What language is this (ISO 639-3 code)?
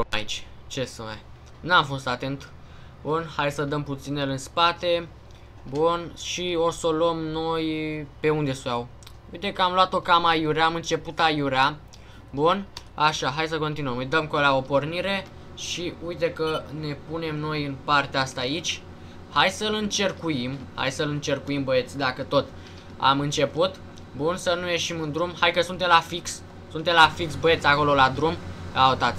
ron